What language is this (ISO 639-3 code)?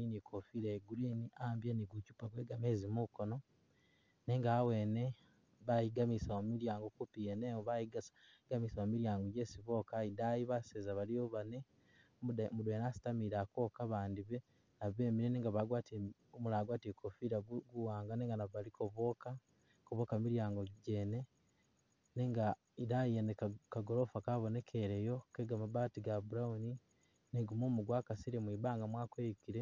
myx